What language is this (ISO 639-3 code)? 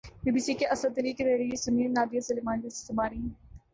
urd